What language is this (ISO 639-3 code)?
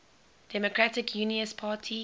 eng